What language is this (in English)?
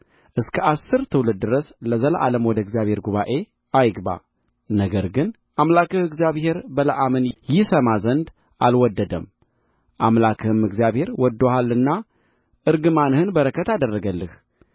Amharic